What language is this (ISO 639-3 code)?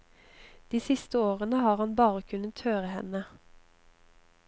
nor